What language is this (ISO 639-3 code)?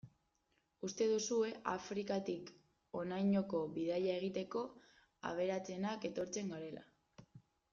eus